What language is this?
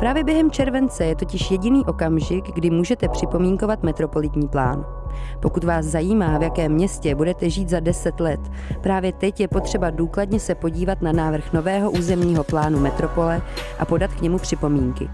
Czech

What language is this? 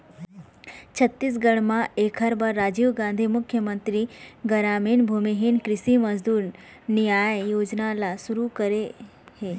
Chhattisgarhi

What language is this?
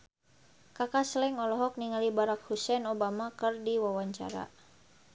Sundanese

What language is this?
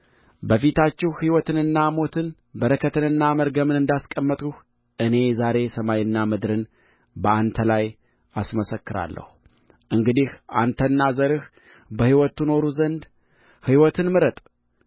Amharic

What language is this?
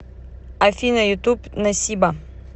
Russian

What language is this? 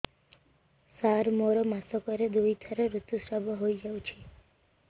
Odia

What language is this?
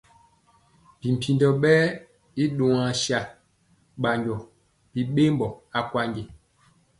Mpiemo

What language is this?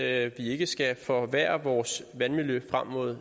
Danish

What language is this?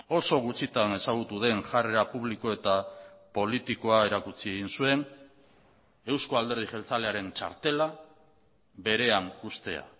Basque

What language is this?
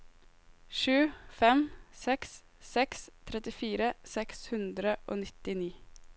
Norwegian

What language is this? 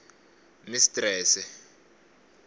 Tsonga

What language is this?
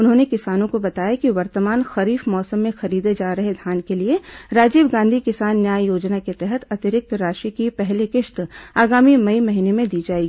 Hindi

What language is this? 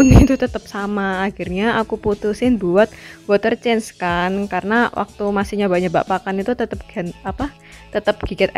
Indonesian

